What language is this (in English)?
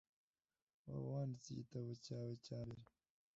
Kinyarwanda